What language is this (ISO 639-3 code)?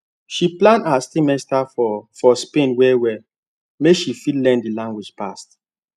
pcm